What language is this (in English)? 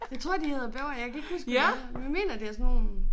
Danish